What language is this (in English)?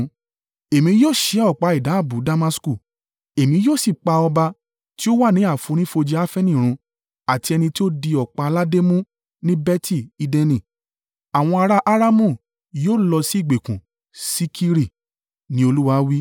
Yoruba